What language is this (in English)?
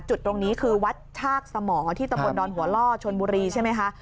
Thai